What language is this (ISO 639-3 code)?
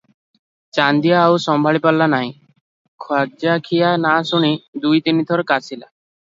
ori